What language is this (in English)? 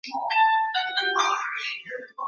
Swahili